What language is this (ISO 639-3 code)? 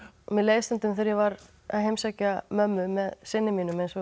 isl